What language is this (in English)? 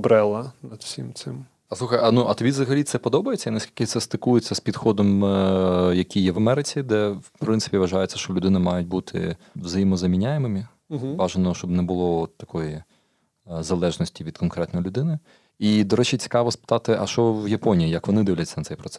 Ukrainian